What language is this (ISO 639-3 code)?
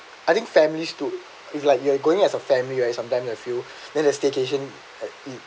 eng